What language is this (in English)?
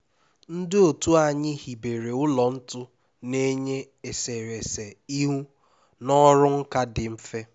Igbo